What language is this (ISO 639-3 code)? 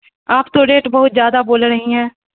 urd